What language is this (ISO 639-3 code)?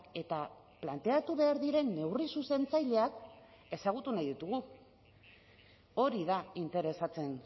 eus